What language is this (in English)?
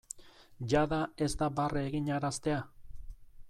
Basque